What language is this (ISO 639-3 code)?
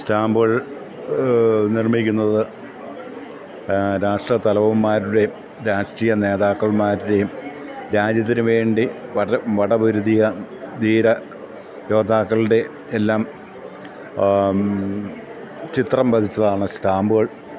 mal